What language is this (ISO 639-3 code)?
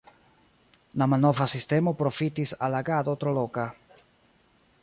epo